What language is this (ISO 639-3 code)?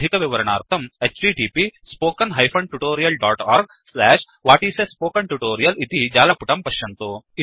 san